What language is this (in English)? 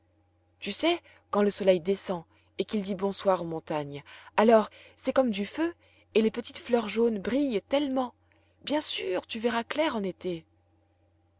French